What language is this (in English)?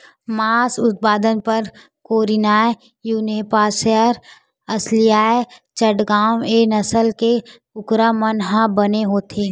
Chhattisgarhi